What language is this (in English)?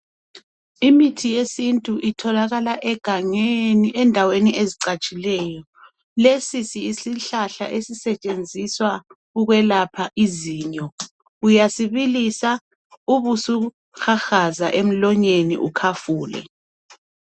North Ndebele